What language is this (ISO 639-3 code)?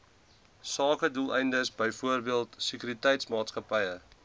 afr